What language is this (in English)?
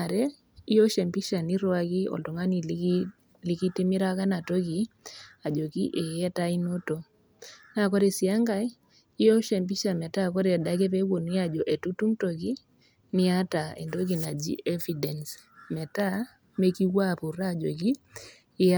Masai